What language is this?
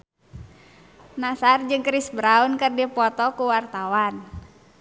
Sundanese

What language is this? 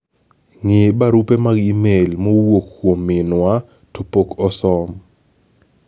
Luo (Kenya and Tanzania)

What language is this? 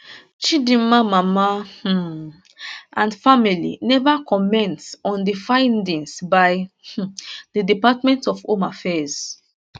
Nigerian Pidgin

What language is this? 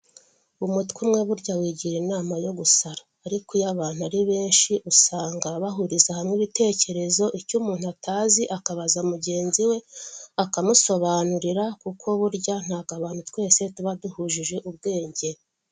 Kinyarwanda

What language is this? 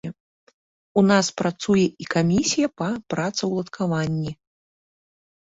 Belarusian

